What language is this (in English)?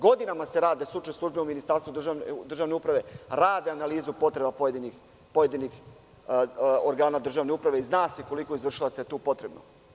Serbian